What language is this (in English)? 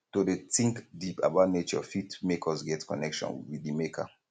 Nigerian Pidgin